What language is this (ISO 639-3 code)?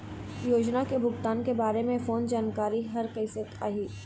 hne